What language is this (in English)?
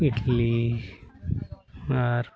Santali